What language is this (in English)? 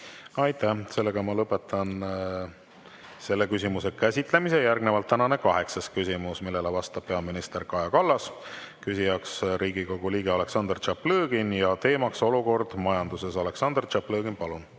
Estonian